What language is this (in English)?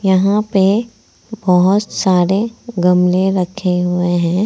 Hindi